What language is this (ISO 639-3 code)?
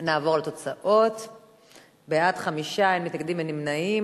heb